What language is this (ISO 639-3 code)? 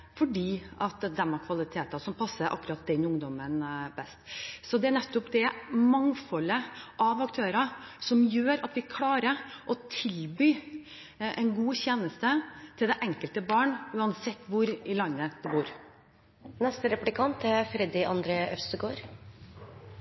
nob